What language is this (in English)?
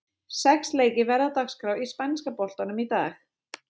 Icelandic